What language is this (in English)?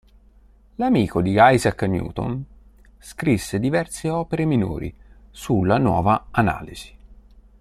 Italian